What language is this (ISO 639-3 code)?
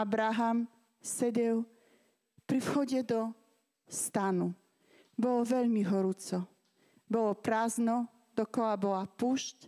slk